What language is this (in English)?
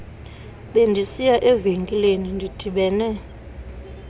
Xhosa